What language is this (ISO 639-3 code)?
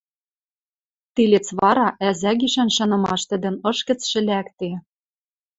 mrj